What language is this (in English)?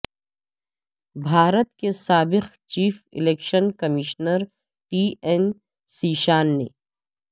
Urdu